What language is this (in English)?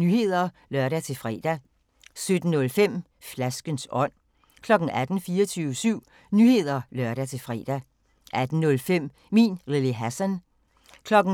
Danish